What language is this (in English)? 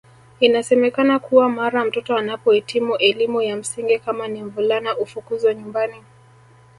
Swahili